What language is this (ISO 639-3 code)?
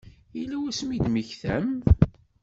kab